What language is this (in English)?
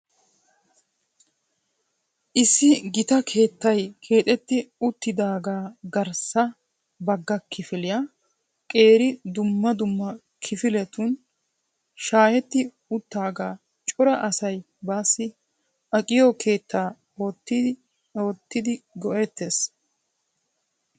Wolaytta